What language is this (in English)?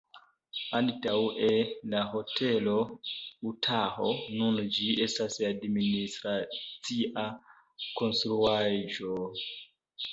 Esperanto